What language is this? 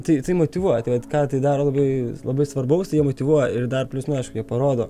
Lithuanian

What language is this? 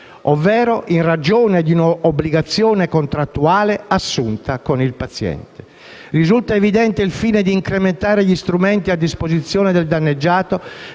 Italian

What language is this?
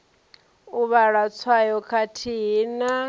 Venda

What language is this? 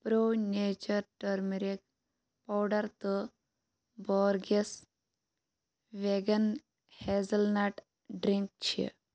Kashmiri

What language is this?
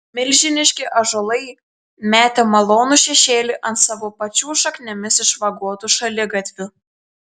Lithuanian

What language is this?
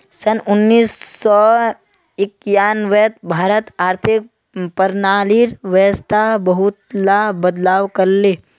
Magahi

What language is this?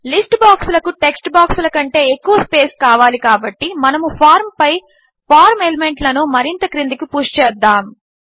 Telugu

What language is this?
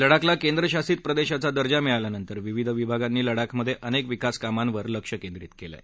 Marathi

